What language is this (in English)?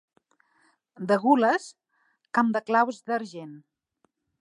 Catalan